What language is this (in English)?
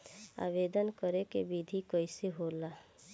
Bhojpuri